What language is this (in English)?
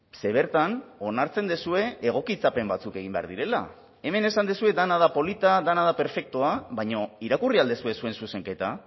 Basque